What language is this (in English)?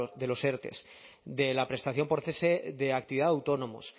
Spanish